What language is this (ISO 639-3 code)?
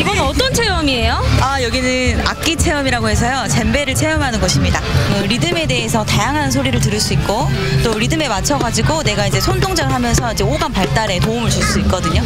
kor